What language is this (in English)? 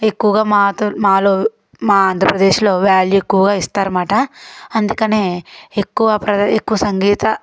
Telugu